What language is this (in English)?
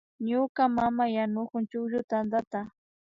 Imbabura Highland Quichua